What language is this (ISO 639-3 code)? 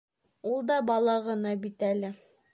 bak